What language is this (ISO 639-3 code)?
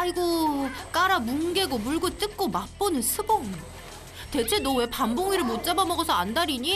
kor